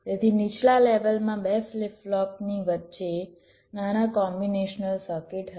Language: Gujarati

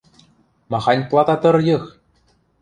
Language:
Western Mari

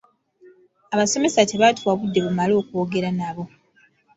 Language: Ganda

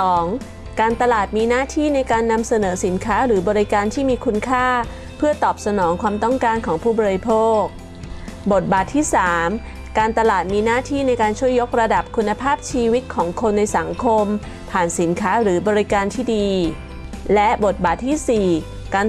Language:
Thai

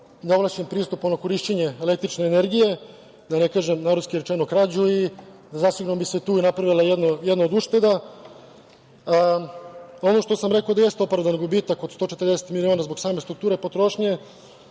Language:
Serbian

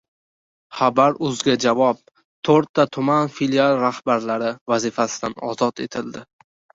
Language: Uzbek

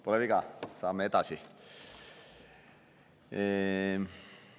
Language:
Estonian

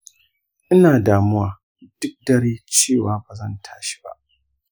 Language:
Hausa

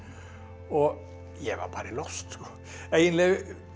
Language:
Icelandic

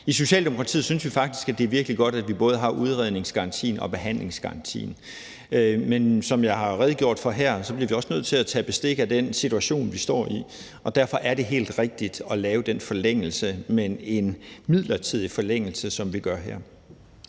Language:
Danish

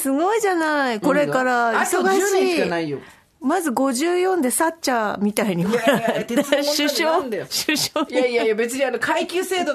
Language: Japanese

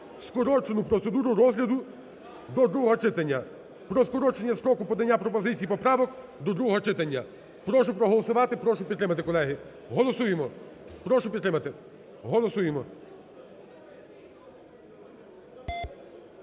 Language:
Ukrainian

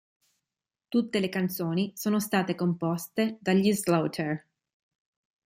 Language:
Italian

